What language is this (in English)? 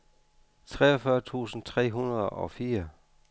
Danish